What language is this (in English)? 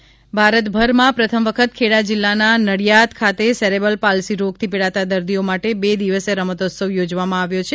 Gujarati